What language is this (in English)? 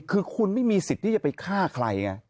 Thai